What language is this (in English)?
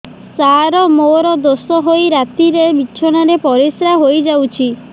Odia